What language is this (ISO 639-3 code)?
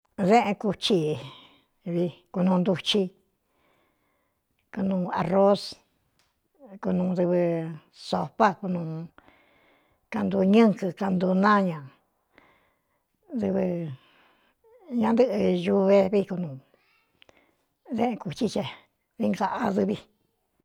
xtu